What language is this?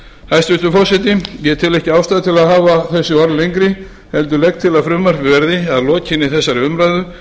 Icelandic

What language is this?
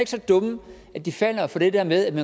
Danish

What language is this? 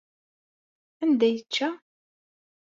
Kabyle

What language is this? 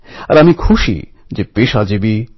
Bangla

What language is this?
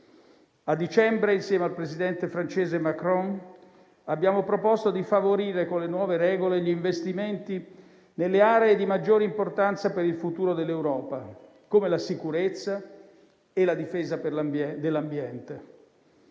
Italian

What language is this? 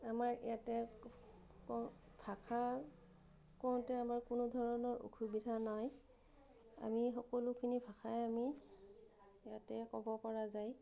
Assamese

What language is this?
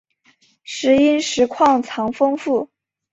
Chinese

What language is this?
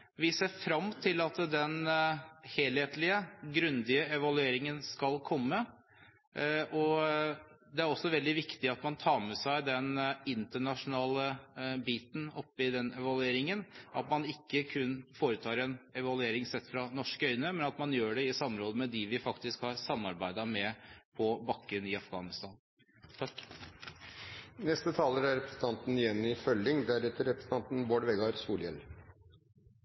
Norwegian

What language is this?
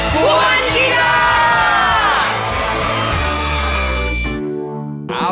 Thai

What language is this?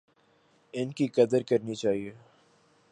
Urdu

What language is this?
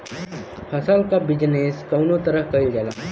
Bhojpuri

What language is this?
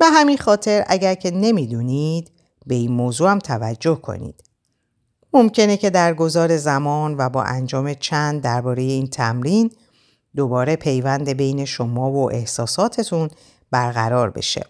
Persian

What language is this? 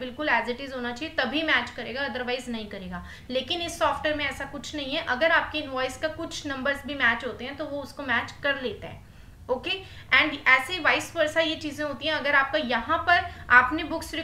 Hindi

